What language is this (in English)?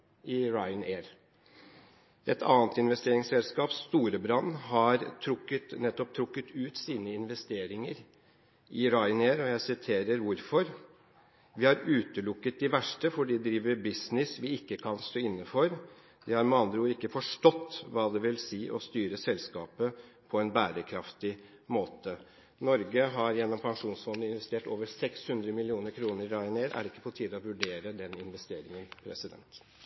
Norwegian Bokmål